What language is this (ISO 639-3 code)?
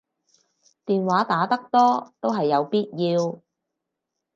yue